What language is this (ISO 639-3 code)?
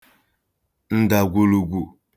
ibo